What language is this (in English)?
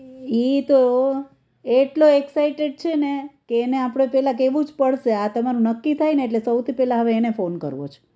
Gujarati